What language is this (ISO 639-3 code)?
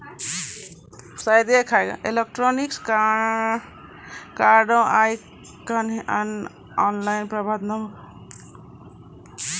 mai